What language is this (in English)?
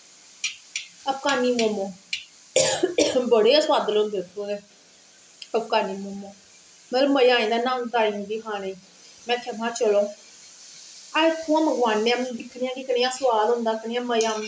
Dogri